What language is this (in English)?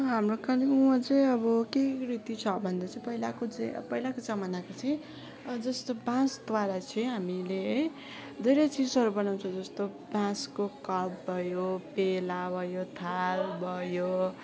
Nepali